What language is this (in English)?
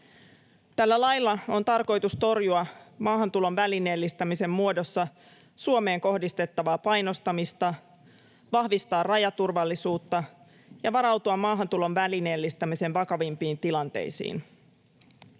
Finnish